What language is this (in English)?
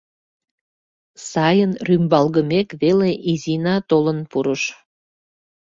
Mari